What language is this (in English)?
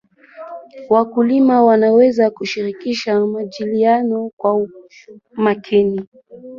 Swahili